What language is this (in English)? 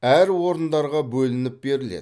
Kazakh